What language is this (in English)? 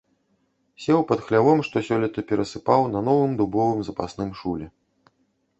Belarusian